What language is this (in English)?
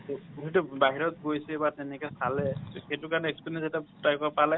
Assamese